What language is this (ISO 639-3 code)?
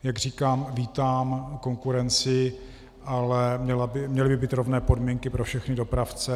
ces